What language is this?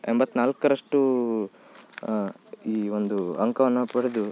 Kannada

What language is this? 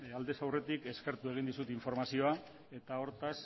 Basque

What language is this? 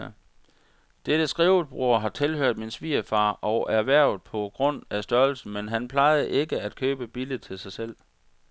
Danish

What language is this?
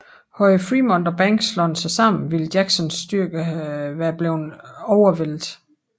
Danish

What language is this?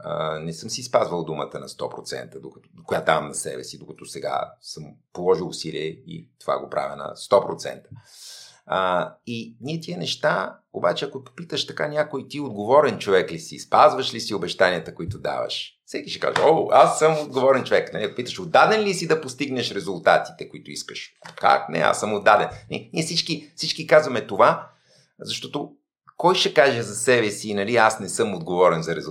Bulgarian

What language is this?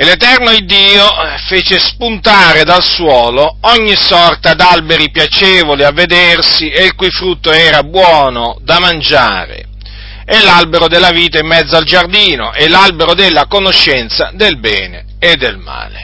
Italian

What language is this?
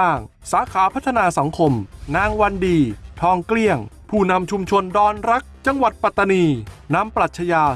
Thai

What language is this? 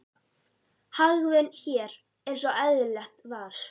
Icelandic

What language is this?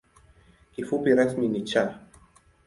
Swahili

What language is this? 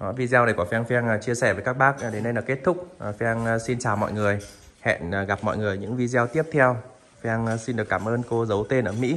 Vietnamese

